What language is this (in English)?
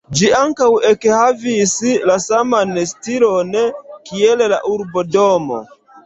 Esperanto